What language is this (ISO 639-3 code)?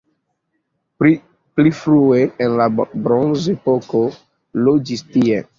epo